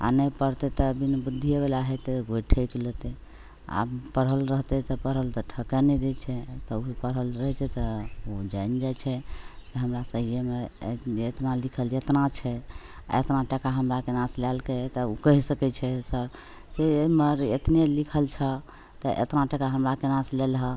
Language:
Maithili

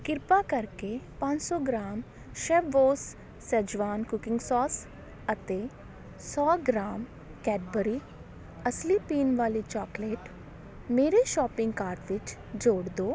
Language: Punjabi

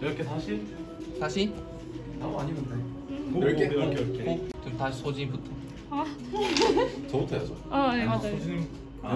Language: Korean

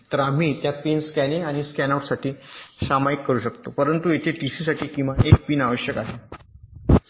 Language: Marathi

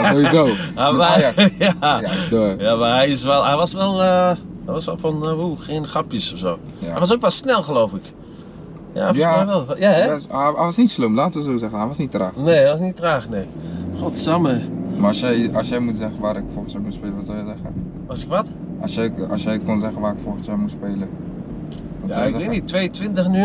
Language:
Dutch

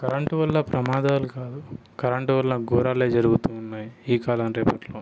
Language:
Telugu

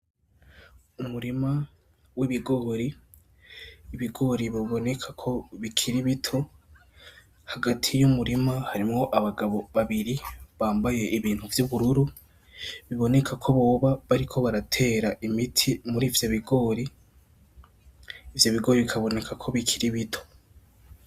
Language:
Rundi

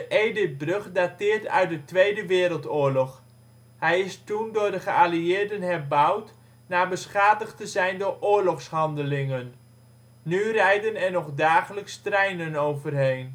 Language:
Dutch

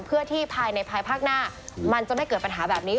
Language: Thai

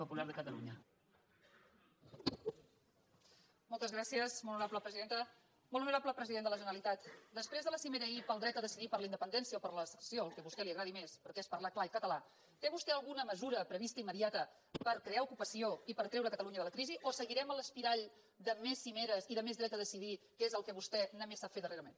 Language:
Catalan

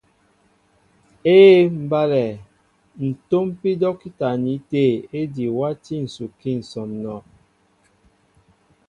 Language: Mbo (Cameroon)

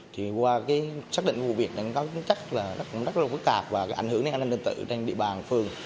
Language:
Vietnamese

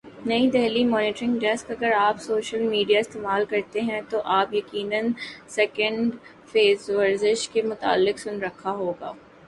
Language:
Urdu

